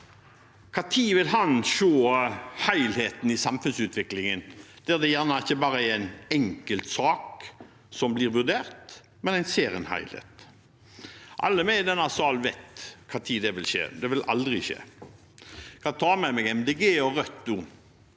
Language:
Norwegian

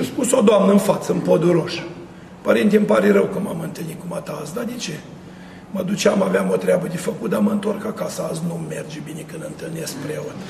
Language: Romanian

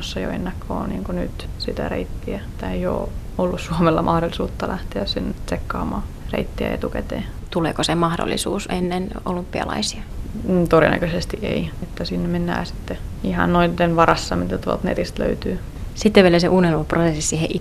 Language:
Finnish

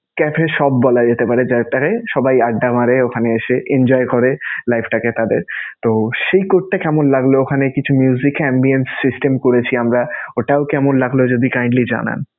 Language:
Bangla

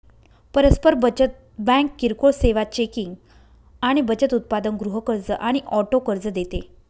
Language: Marathi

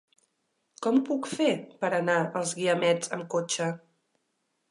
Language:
Catalan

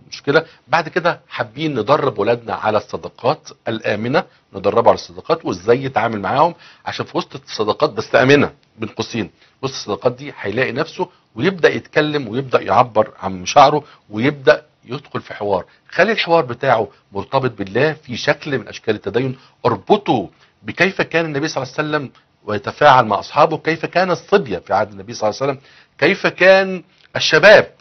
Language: Arabic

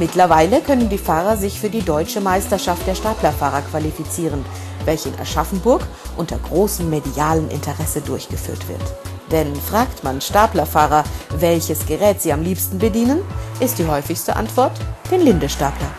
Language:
German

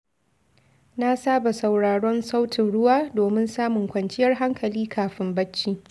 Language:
Hausa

